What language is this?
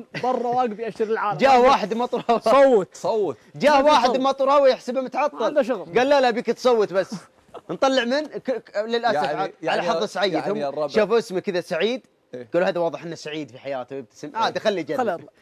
Arabic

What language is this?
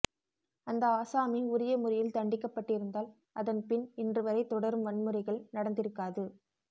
Tamil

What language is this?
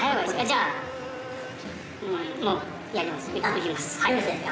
Japanese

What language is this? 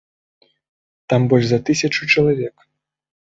Belarusian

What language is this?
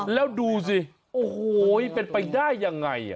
Thai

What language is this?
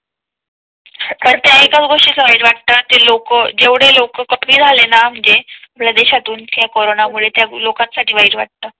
Marathi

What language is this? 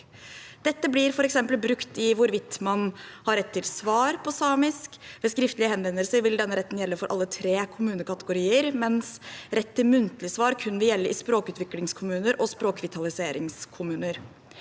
Norwegian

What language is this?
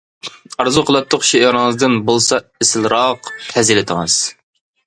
Uyghur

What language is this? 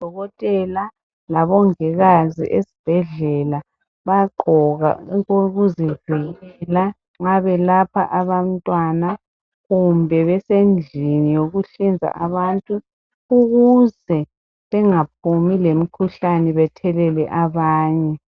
North Ndebele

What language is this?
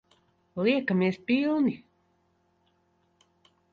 Latvian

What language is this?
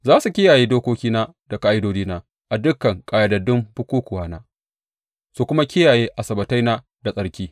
Hausa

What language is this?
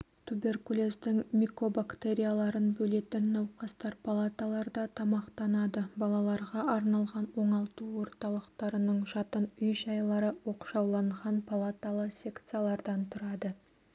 Kazakh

